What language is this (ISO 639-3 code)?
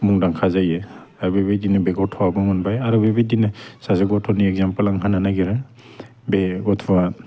brx